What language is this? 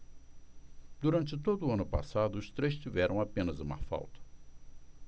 Portuguese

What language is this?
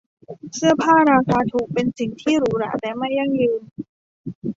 Thai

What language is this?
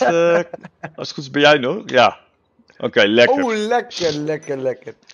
Dutch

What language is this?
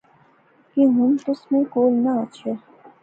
Pahari-Potwari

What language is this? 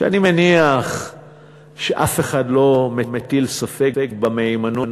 Hebrew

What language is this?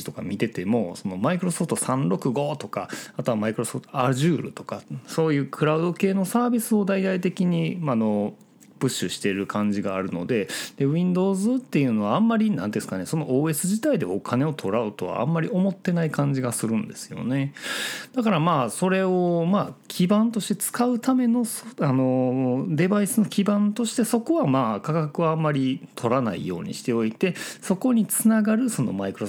Japanese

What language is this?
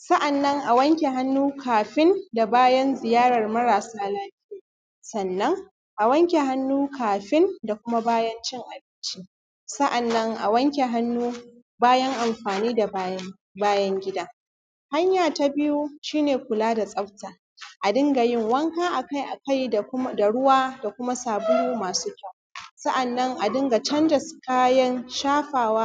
Hausa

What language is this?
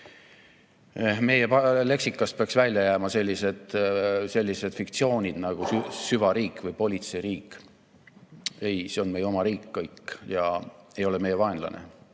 Estonian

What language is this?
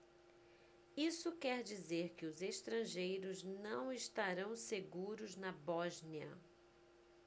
Portuguese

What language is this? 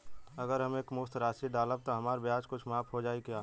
Bhojpuri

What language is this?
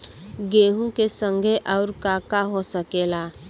Bhojpuri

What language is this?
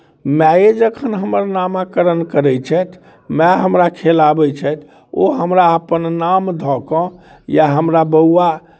Maithili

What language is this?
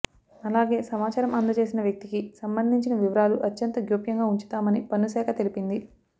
Telugu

